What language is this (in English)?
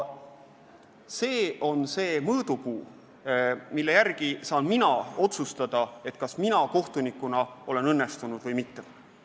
Estonian